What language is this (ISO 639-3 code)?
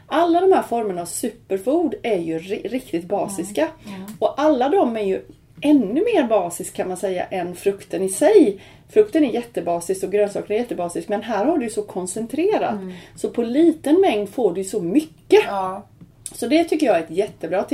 swe